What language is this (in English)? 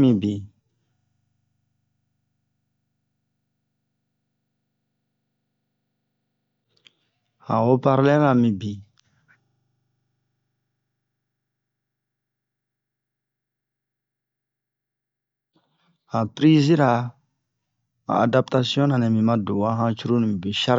Bomu